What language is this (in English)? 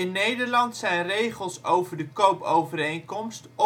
Dutch